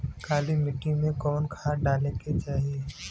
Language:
Bhojpuri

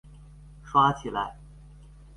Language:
Chinese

